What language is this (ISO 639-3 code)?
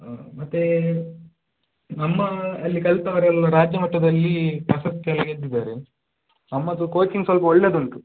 kan